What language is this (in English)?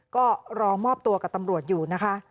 Thai